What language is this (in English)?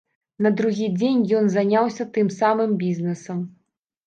Belarusian